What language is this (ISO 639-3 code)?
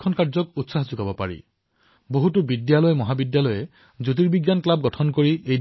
asm